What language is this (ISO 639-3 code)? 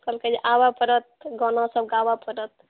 mai